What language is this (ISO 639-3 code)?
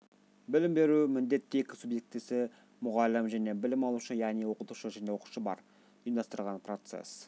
kaz